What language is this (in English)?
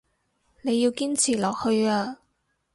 Cantonese